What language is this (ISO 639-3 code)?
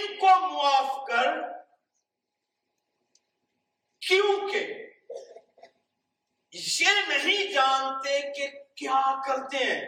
urd